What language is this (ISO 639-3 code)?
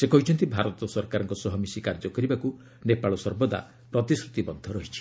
ori